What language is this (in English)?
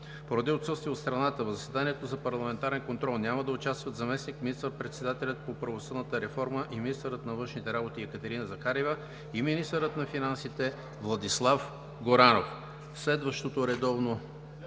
Bulgarian